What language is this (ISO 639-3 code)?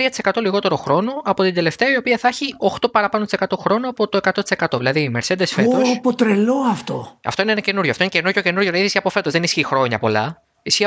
ell